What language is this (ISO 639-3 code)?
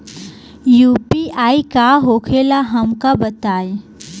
bho